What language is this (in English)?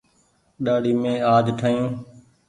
Goaria